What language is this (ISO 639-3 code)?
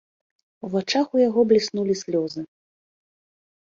bel